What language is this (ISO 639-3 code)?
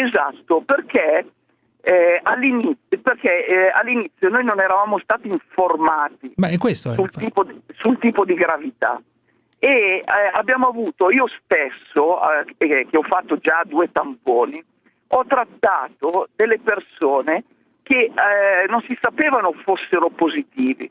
ita